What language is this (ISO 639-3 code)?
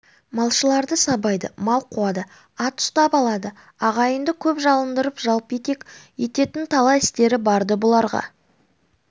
kaz